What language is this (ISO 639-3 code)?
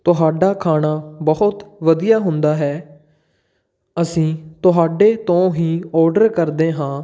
pan